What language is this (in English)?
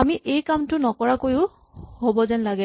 Assamese